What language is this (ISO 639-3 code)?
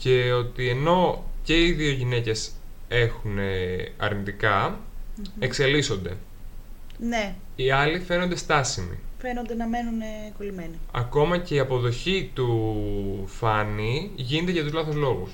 ell